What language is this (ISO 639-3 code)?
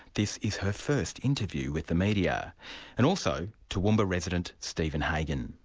eng